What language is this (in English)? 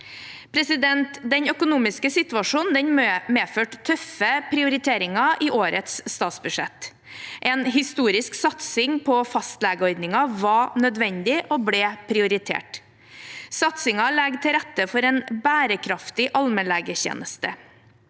Norwegian